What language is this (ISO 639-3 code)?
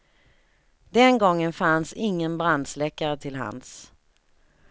swe